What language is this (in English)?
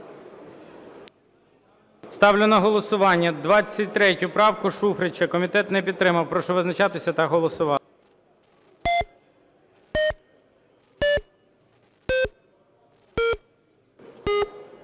Ukrainian